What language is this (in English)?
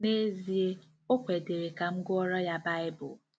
Igbo